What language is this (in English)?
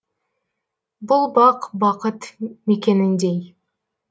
Kazakh